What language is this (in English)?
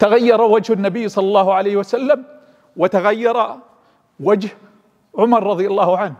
Arabic